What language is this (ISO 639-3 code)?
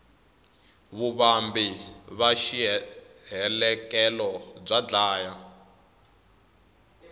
tso